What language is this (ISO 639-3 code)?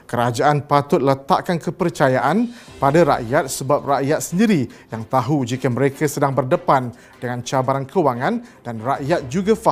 msa